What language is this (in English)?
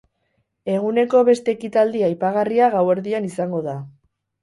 Basque